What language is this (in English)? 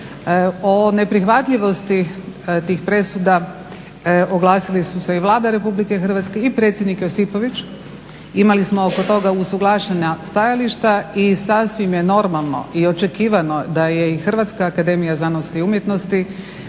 Croatian